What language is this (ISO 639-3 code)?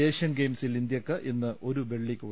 mal